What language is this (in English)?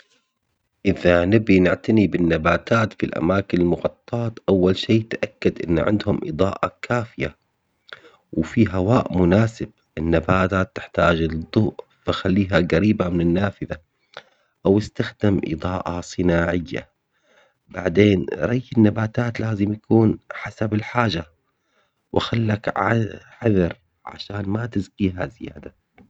Omani Arabic